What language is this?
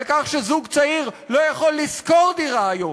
Hebrew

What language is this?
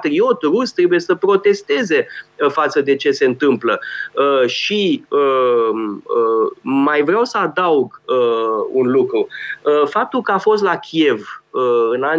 Romanian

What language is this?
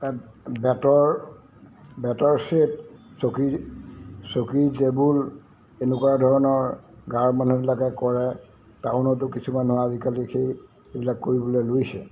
Assamese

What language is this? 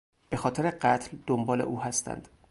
Persian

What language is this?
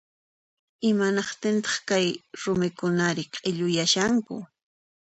Puno Quechua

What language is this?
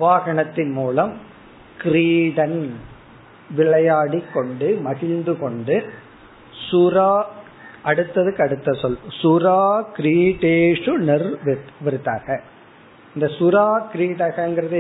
Tamil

